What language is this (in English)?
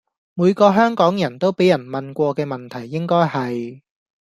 Cantonese